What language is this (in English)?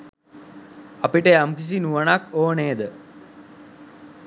Sinhala